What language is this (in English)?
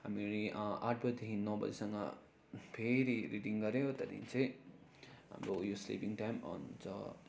Nepali